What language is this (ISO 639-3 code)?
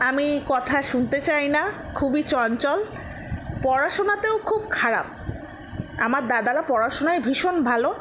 ben